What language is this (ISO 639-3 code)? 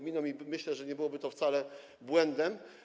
pol